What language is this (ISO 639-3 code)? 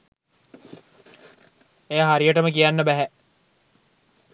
sin